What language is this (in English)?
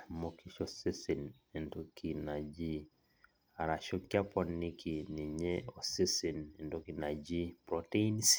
Masai